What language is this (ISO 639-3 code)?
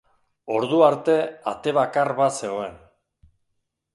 eus